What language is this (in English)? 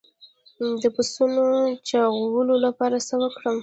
Pashto